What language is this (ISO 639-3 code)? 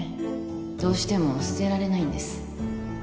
jpn